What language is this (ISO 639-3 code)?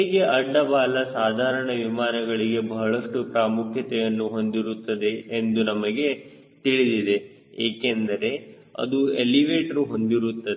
kan